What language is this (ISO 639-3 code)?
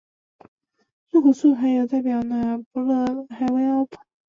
zho